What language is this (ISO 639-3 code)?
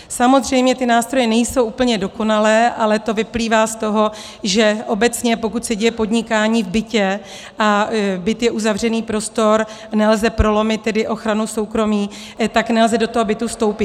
ces